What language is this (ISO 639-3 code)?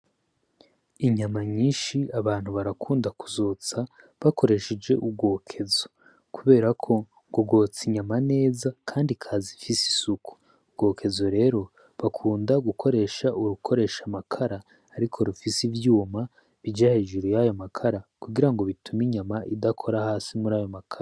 run